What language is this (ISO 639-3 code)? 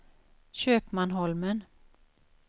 swe